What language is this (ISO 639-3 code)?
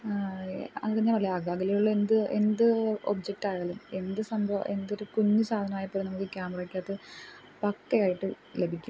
mal